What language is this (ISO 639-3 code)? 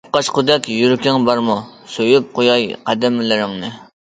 uig